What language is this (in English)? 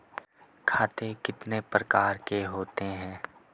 Hindi